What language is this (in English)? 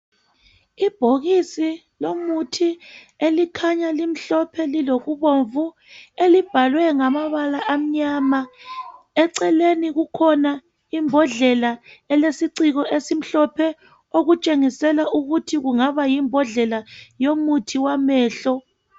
North Ndebele